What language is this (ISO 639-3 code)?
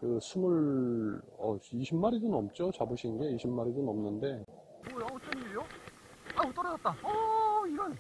kor